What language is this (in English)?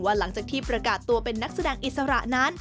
Thai